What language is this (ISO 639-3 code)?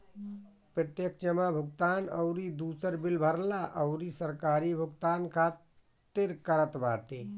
bho